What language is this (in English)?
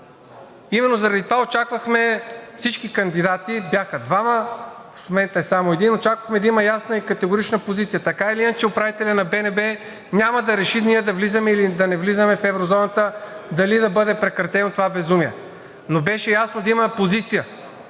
Bulgarian